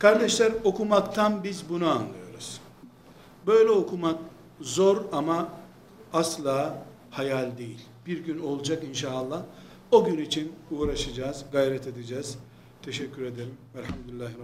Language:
Turkish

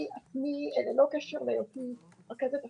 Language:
Hebrew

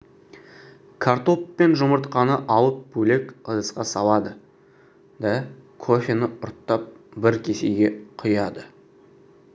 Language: Kazakh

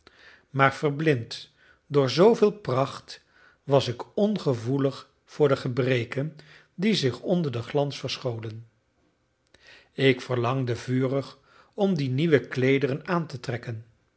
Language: Dutch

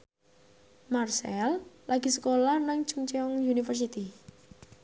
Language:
Javanese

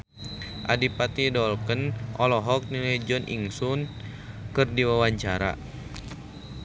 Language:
Sundanese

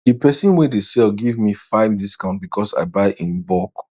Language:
Nigerian Pidgin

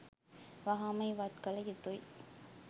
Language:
Sinhala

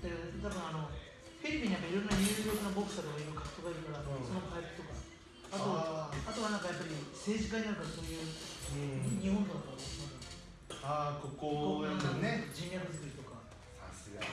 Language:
Japanese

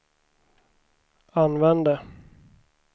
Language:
Swedish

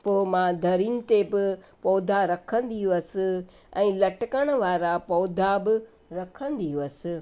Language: Sindhi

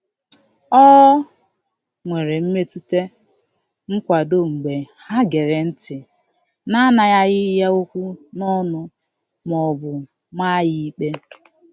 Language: Igbo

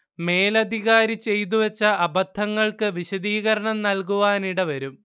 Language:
Malayalam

